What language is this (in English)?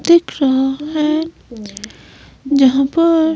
Hindi